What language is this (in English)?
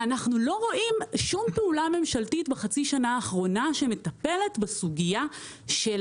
Hebrew